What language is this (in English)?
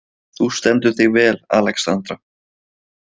Icelandic